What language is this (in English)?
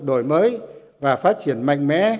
Vietnamese